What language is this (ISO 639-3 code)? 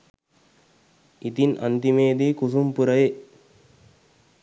sin